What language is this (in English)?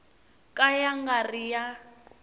Tsonga